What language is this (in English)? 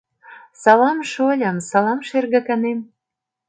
Mari